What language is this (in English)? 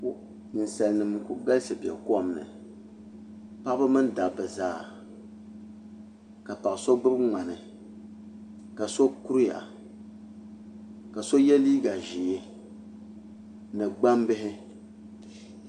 Dagbani